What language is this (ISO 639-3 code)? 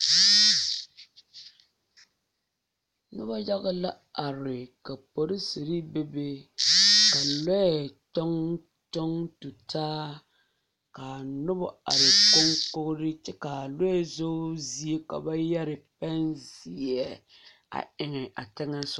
dga